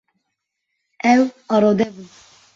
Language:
Kurdish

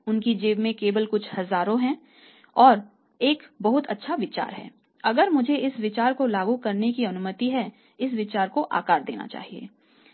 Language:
Hindi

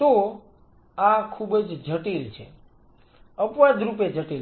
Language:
Gujarati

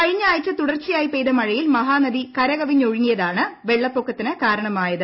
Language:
Malayalam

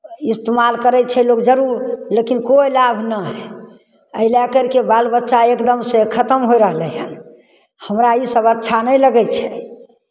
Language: Maithili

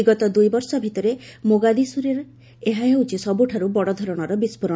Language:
Odia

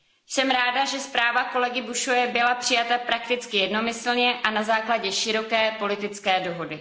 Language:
Czech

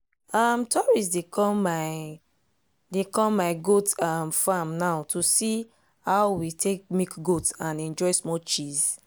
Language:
Nigerian Pidgin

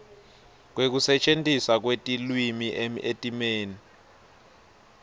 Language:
Swati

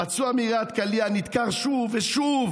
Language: Hebrew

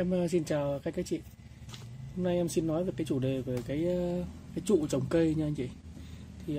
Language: Vietnamese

